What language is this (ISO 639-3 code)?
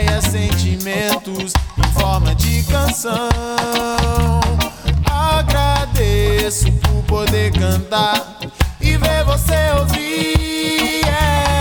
hrv